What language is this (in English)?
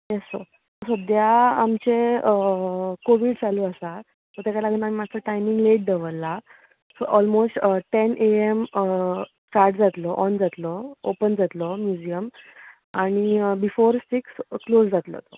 Konkani